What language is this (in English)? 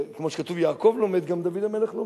Hebrew